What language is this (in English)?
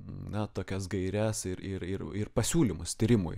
Lithuanian